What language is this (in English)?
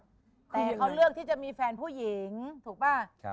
Thai